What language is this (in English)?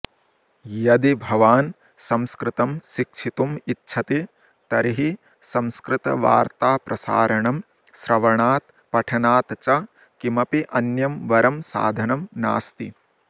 Sanskrit